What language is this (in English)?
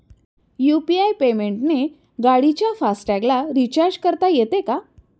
Marathi